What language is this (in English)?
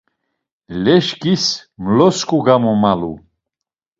Laz